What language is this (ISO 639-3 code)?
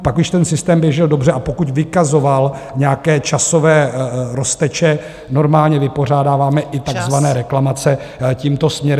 ces